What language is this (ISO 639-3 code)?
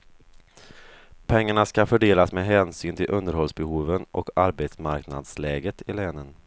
swe